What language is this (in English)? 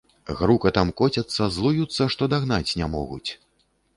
Belarusian